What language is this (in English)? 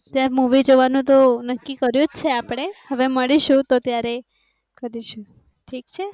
Gujarati